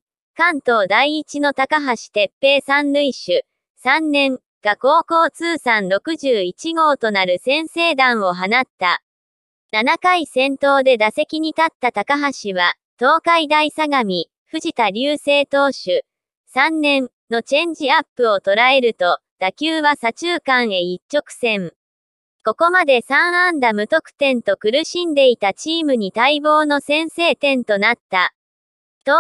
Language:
Japanese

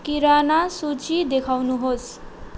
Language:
Nepali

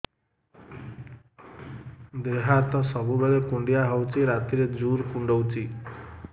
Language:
Odia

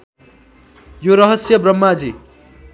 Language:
Nepali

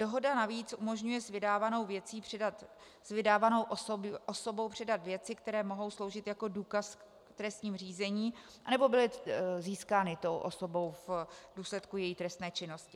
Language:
Czech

